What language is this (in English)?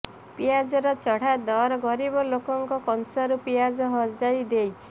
Odia